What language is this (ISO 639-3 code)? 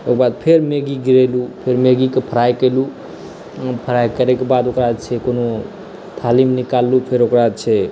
mai